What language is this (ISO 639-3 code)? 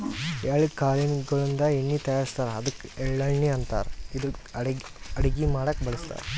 kan